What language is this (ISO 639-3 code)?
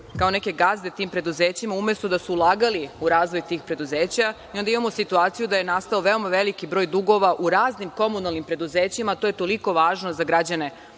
srp